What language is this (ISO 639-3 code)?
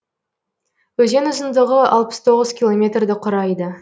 kaz